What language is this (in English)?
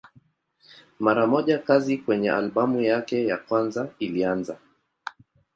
Swahili